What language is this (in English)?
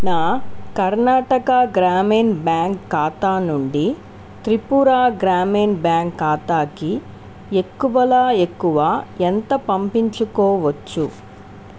Telugu